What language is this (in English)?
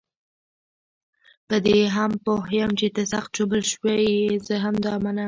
Pashto